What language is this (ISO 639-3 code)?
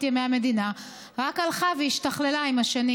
heb